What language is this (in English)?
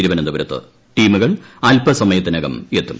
Malayalam